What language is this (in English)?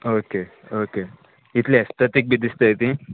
Konkani